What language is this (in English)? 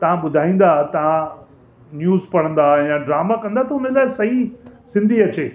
Sindhi